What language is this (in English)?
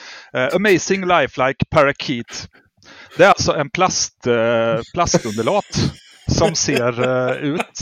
Swedish